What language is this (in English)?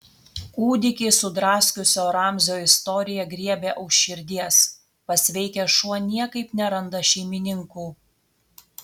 Lithuanian